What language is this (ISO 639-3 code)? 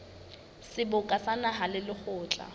sot